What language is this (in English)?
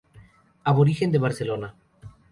Spanish